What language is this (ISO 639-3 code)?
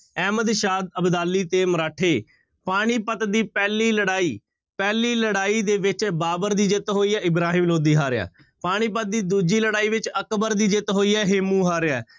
pan